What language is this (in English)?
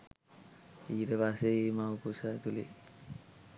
Sinhala